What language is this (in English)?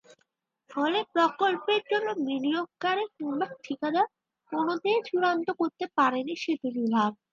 Bangla